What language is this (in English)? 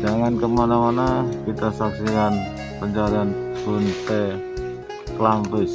Indonesian